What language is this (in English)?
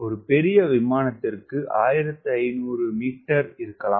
Tamil